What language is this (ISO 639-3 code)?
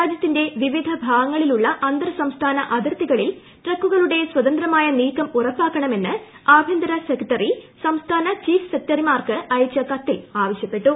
mal